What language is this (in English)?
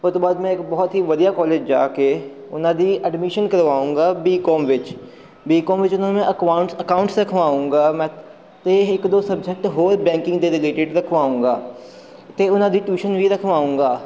Punjabi